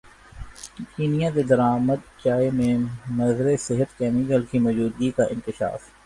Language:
Urdu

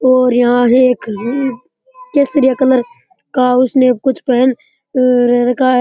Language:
Rajasthani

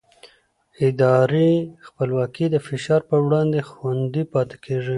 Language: Pashto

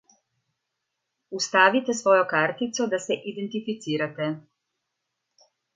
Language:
Slovenian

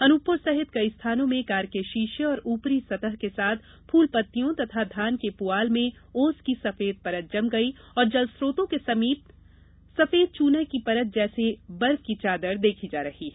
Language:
Hindi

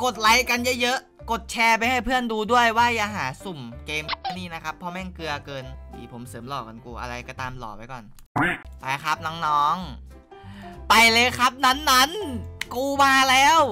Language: Thai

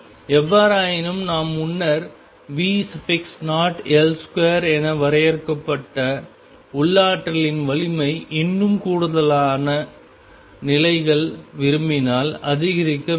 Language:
Tamil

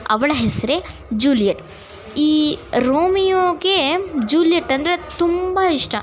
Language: Kannada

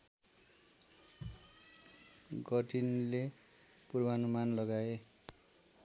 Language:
Nepali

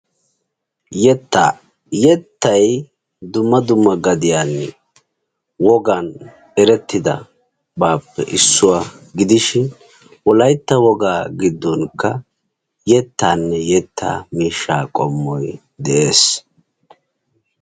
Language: Wolaytta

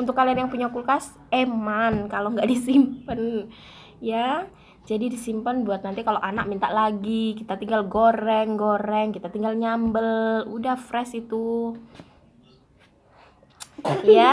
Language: Indonesian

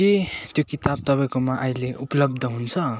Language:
Nepali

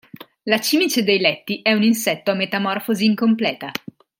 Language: Italian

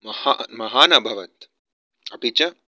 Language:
Sanskrit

